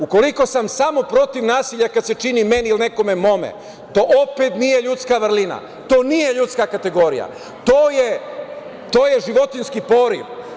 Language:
Serbian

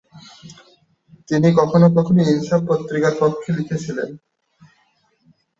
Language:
Bangla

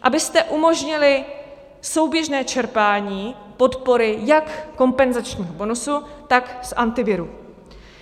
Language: Czech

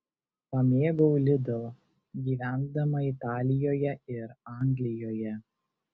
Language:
Lithuanian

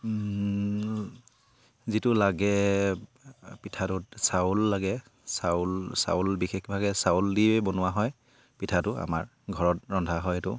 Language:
Assamese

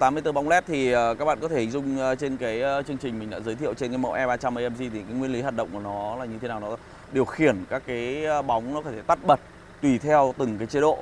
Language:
Vietnamese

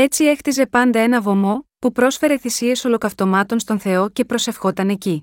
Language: Greek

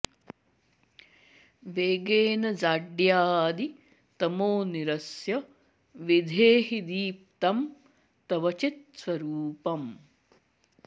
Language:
Sanskrit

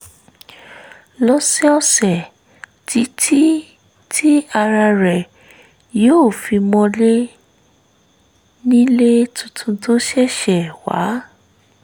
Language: Yoruba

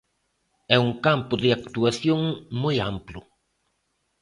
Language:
Galician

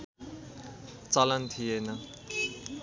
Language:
Nepali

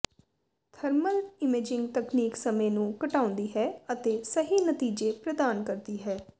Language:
Punjabi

